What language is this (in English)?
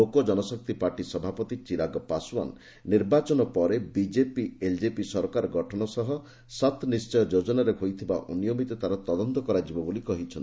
Odia